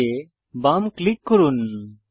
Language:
Bangla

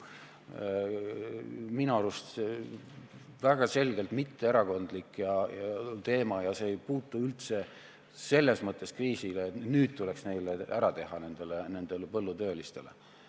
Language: Estonian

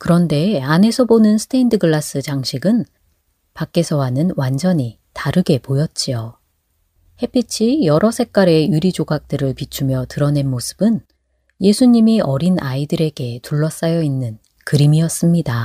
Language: Korean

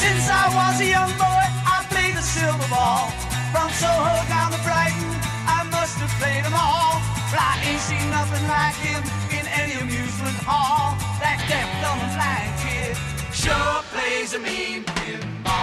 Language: French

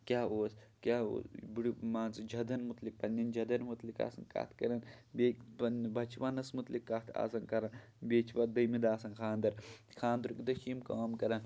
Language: Kashmiri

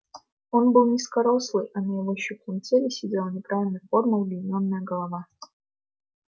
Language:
Russian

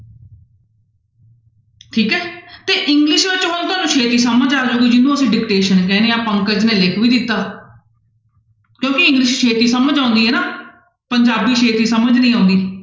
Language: Punjabi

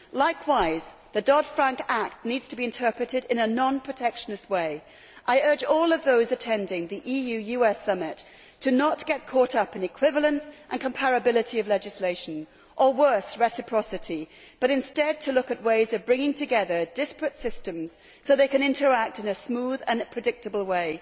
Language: English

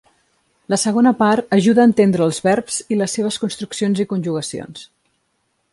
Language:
Catalan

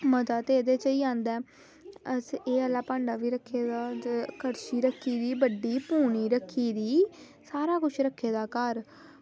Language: Dogri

